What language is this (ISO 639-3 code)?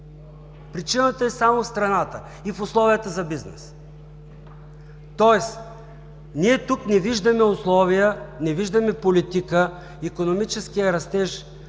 bul